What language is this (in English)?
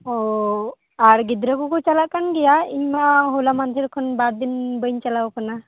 Santali